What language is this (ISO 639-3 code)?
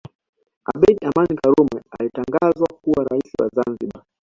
swa